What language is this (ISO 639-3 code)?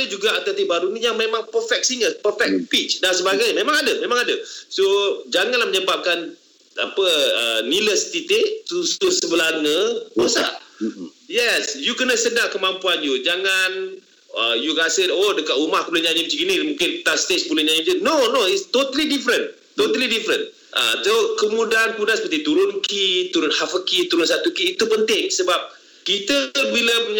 msa